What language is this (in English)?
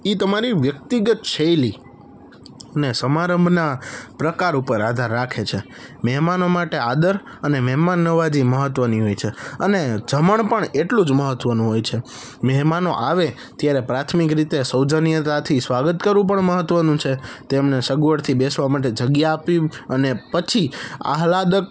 Gujarati